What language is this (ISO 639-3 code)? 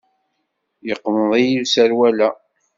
kab